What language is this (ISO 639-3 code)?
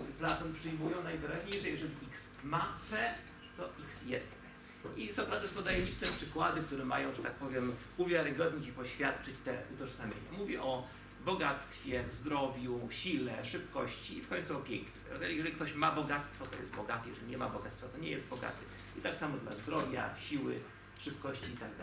pol